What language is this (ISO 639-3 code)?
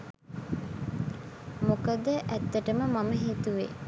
sin